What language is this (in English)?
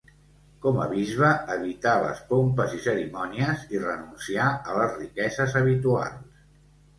Catalan